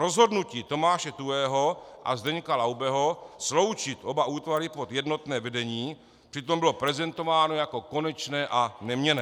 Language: Czech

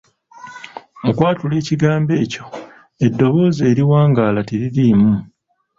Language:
Ganda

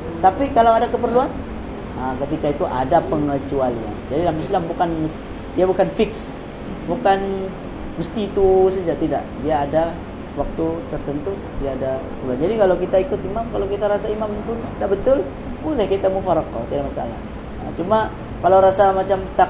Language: Malay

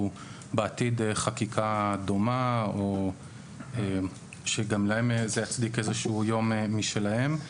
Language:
Hebrew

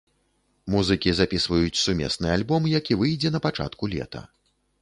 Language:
Belarusian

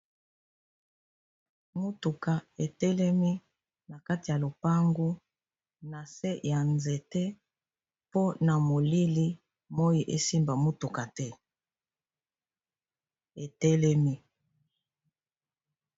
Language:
Lingala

